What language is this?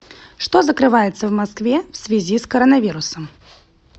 Russian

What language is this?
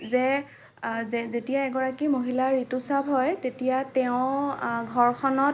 Assamese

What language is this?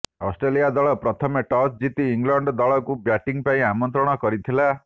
Odia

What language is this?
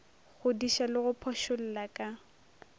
Northern Sotho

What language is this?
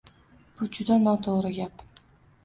Uzbek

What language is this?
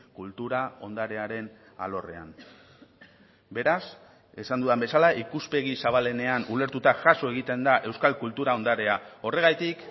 Basque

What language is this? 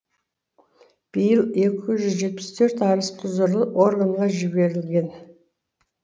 Kazakh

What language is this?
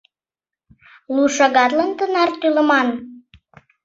Mari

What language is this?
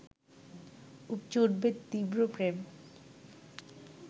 Bangla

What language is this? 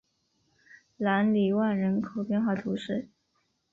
Chinese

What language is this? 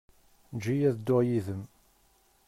Kabyle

